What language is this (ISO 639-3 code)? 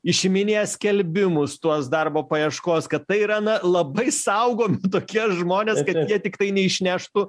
lit